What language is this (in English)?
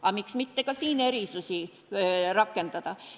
Estonian